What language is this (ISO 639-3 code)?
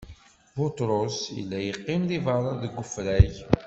kab